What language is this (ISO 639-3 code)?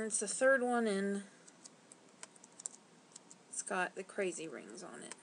eng